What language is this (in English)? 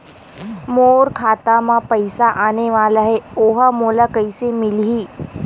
Chhattisgarhi